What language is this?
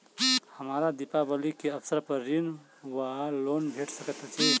Maithili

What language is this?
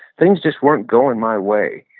English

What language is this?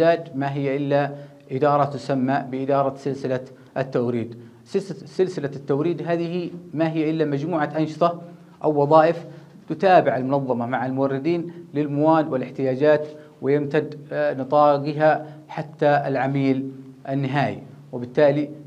Arabic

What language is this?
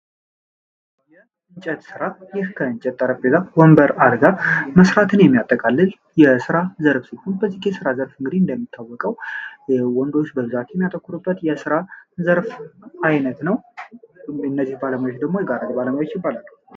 Amharic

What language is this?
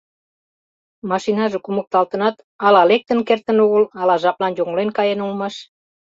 Mari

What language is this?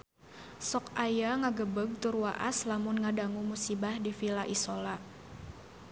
Sundanese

